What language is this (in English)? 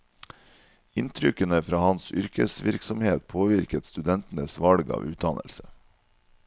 Norwegian